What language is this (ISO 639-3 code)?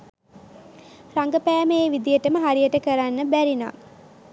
sin